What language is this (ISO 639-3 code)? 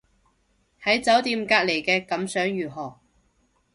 yue